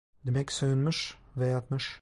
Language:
Turkish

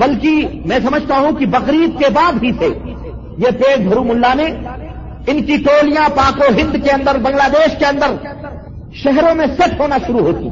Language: Urdu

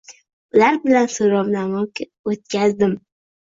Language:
Uzbek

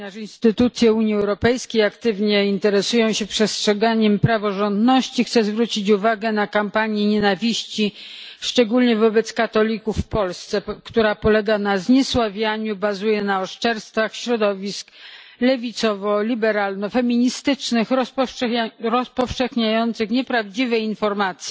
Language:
Polish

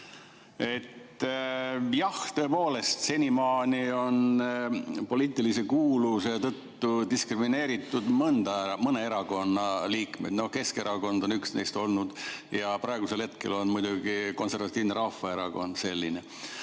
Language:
Estonian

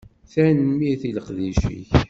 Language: Kabyle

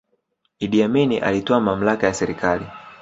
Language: Swahili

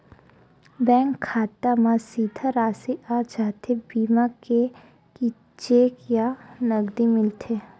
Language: Chhattisgarhi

